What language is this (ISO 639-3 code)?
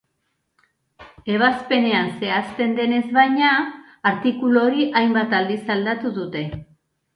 eus